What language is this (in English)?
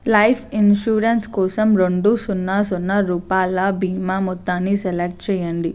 Telugu